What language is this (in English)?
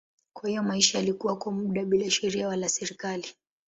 Swahili